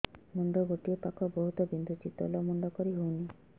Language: Odia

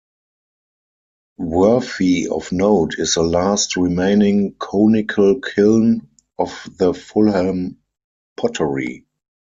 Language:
English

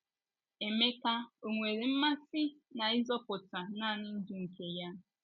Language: Igbo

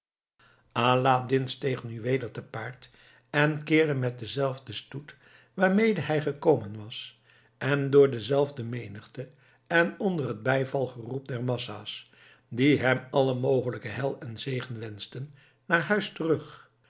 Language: Dutch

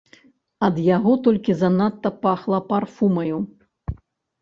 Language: Belarusian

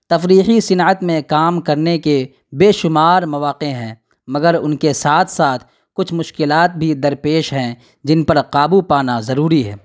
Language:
Urdu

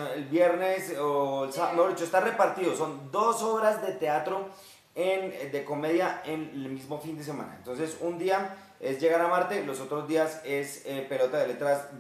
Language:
Spanish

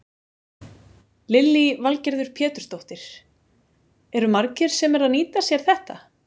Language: Icelandic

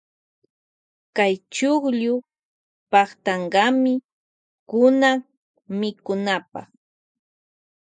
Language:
Loja Highland Quichua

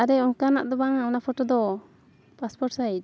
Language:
Santali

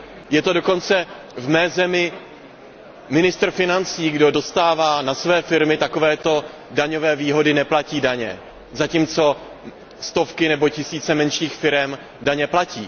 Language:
Czech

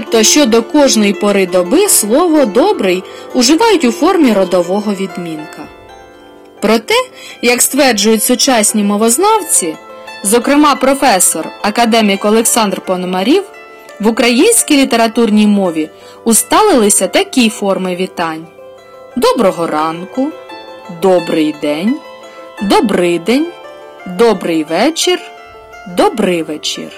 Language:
Ukrainian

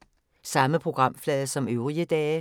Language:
Danish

